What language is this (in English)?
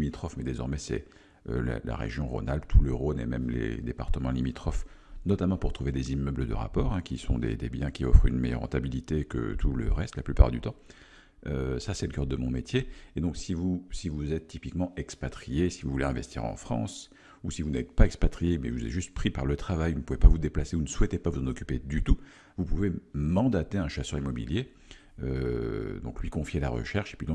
French